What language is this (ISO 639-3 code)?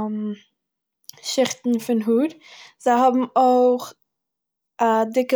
yid